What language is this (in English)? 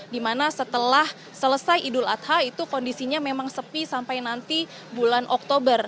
Indonesian